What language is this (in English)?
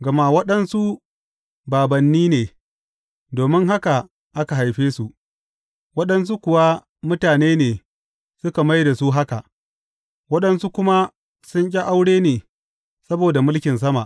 Hausa